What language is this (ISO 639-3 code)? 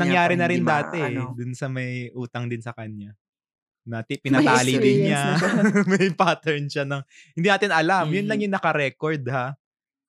fil